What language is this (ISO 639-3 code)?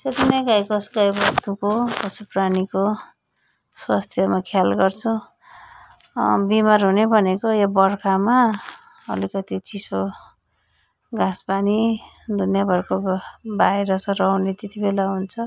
nep